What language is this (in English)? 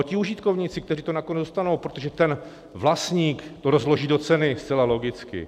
Czech